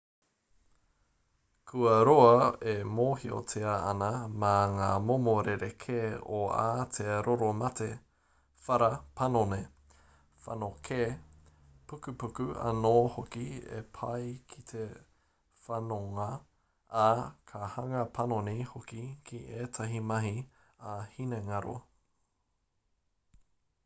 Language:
Māori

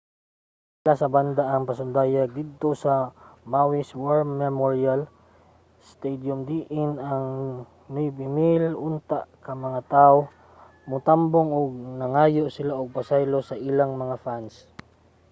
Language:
Cebuano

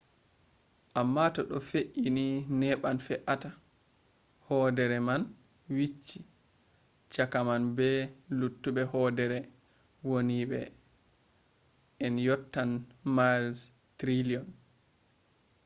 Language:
Fula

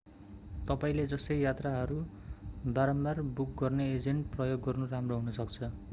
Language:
Nepali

